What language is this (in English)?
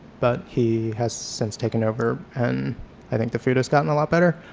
English